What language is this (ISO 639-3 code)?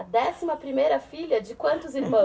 por